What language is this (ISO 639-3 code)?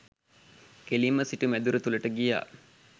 sin